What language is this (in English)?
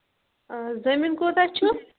Kashmiri